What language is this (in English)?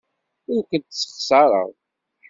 Kabyle